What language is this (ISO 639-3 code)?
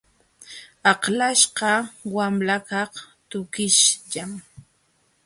qxw